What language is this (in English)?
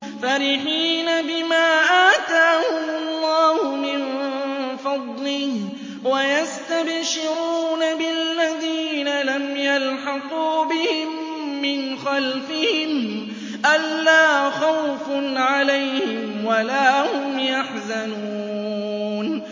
Arabic